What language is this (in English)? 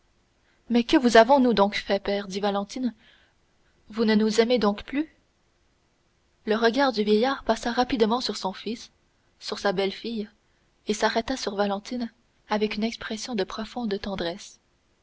French